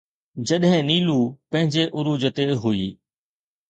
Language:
Sindhi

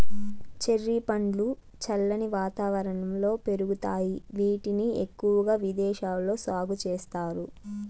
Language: Telugu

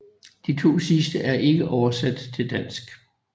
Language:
Danish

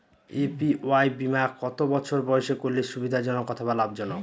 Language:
Bangla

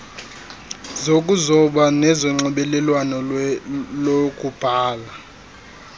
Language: Xhosa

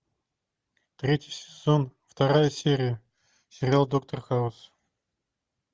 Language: Russian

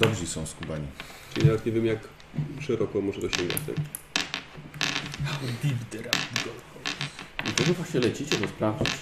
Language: Polish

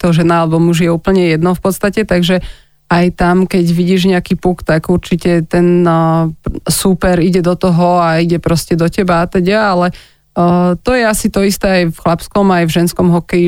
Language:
Slovak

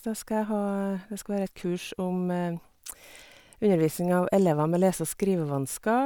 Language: Norwegian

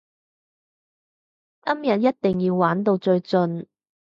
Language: Cantonese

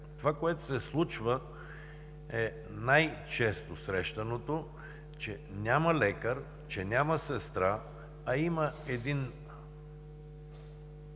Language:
Bulgarian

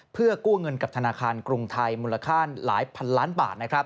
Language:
Thai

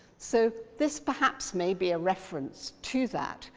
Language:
English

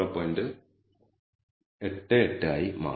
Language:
Malayalam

